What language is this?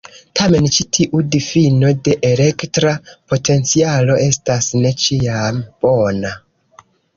Esperanto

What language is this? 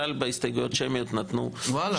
Hebrew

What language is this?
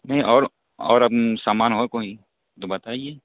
Urdu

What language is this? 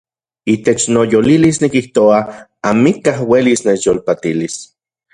Central Puebla Nahuatl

